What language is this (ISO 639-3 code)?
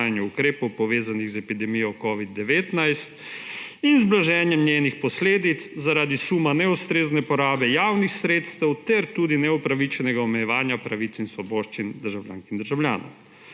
slv